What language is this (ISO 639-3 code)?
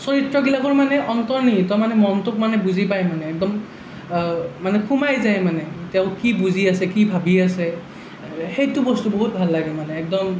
asm